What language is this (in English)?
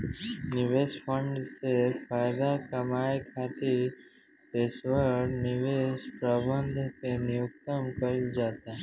Bhojpuri